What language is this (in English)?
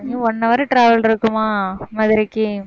Tamil